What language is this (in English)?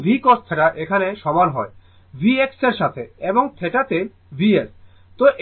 Bangla